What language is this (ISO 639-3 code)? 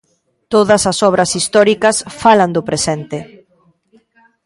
glg